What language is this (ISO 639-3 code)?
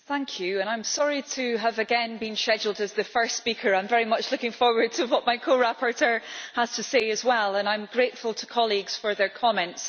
eng